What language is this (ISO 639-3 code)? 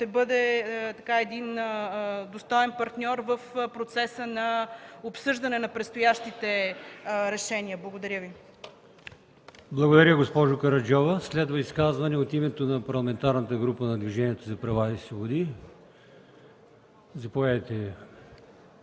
bul